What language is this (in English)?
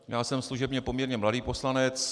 Czech